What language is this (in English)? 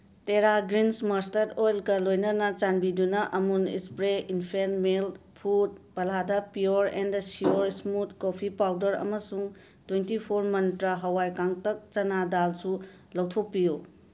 Manipuri